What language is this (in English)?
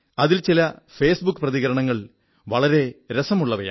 Malayalam